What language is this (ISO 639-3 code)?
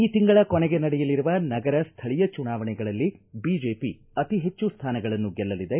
kan